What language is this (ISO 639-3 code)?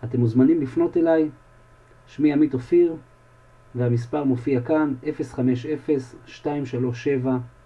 heb